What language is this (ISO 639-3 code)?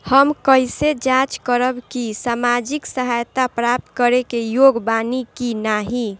bho